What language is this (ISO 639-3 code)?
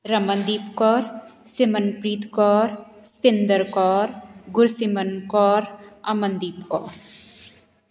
pan